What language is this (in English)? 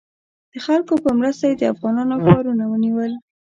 Pashto